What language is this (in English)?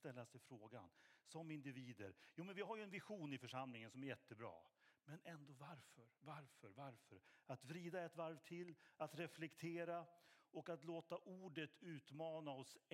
Swedish